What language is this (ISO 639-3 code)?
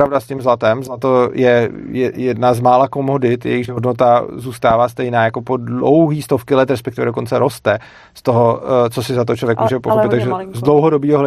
ces